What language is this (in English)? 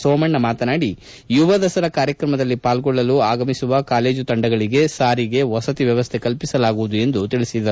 Kannada